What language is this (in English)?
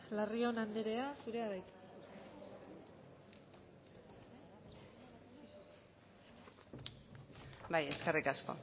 Basque